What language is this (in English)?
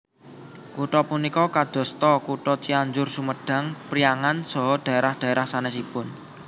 Javanese